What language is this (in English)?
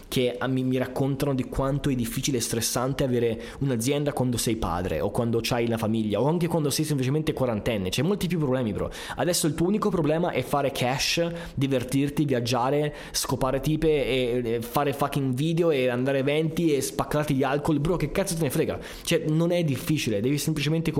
Italian